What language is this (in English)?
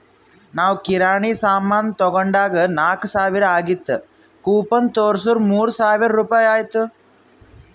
Kannada